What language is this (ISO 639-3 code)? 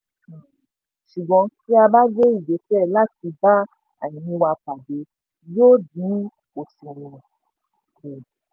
yor